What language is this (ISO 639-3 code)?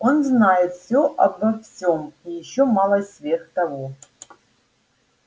rus